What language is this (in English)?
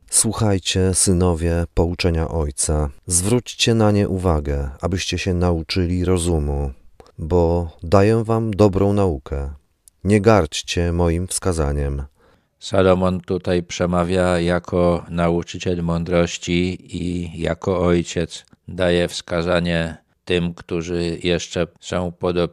Polish